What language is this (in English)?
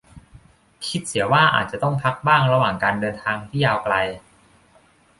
Thai